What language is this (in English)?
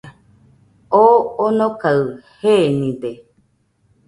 Nüpode Huitoto